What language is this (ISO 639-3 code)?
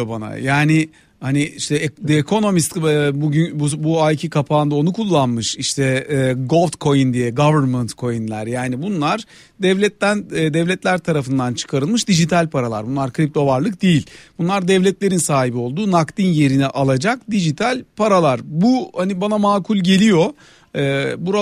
tur